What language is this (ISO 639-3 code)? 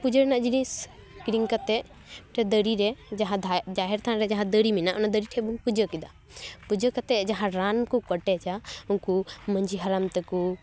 sat